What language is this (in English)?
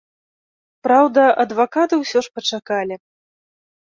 Belarusian